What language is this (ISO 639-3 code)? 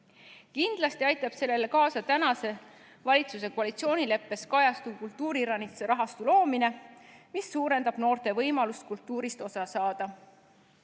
est